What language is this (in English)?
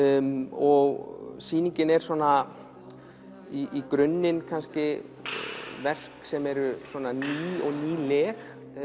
Icelandic